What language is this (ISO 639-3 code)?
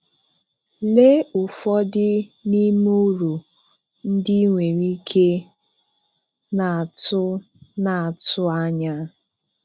ibo